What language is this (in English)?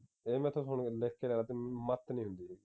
Punjabi